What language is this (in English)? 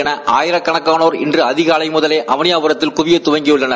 Tamil